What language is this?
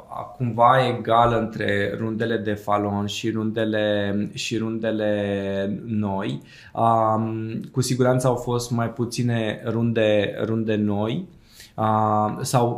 Romanian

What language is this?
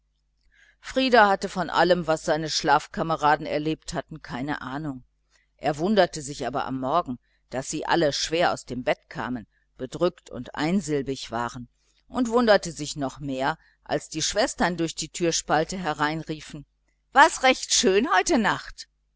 German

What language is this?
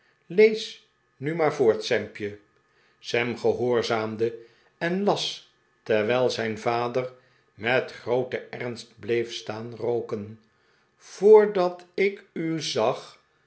Dutch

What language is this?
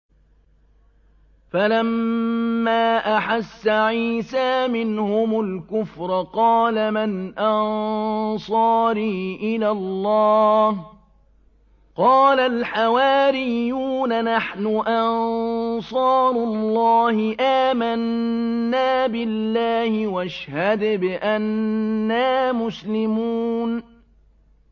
Arabic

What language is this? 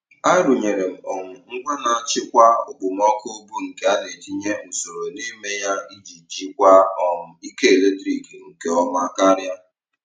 Igbo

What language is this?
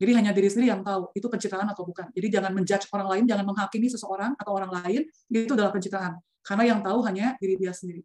Indonesian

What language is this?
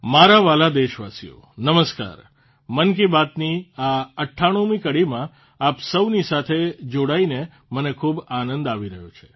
Gujarati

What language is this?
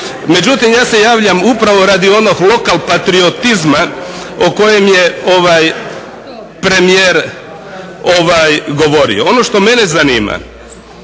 Croatian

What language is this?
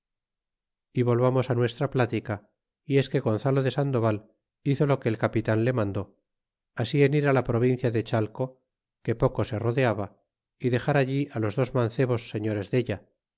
Spanish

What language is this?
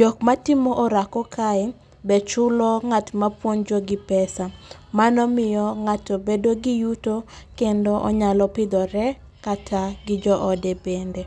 Luo (Kenya and Tanzania)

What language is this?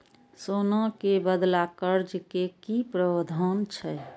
Maithili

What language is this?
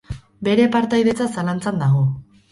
Basque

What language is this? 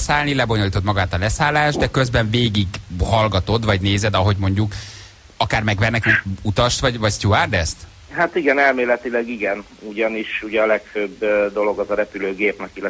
Hungarian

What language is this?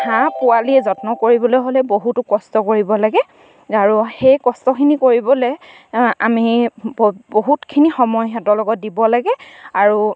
Assamese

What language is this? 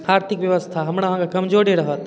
Maithili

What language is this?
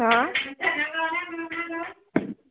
Bodo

